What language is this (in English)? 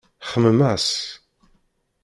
Kabyle